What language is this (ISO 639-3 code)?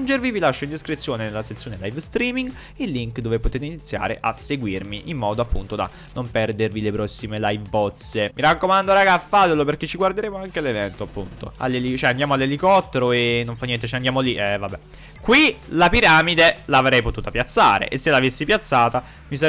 ita